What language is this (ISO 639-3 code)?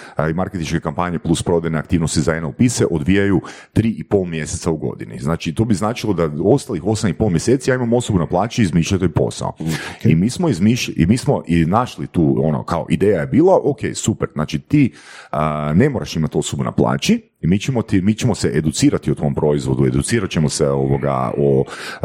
hrv